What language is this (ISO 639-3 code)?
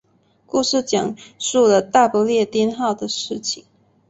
zho